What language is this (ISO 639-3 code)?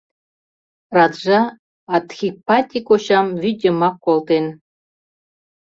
chm